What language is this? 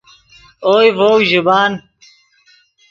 Yidgha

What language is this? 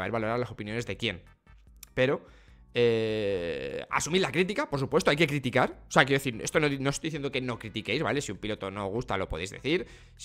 Spanish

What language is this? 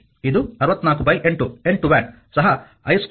Kannada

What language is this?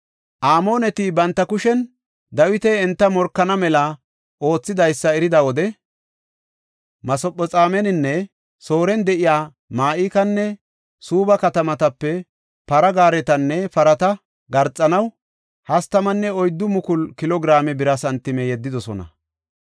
Gofa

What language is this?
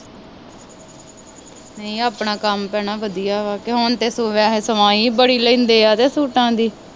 Punjabi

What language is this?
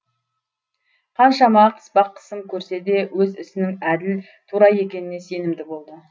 Kazakh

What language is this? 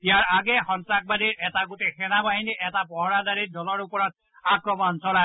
Assamese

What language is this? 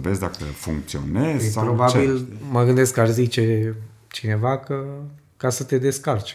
Romanian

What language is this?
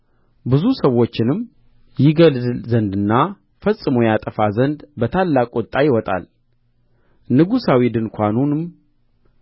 Amharic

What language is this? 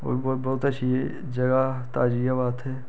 Dogri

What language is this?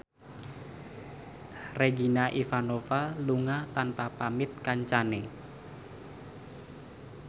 Javanese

